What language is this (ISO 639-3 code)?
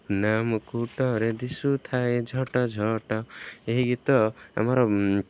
ori